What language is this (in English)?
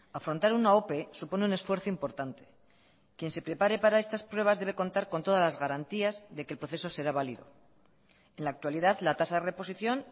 Spanish